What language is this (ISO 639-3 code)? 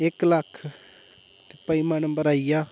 doi